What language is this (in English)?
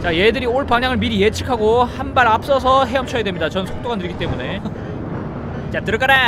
Korean